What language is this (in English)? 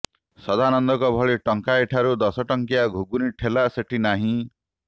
Odia